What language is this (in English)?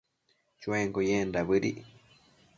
Matsés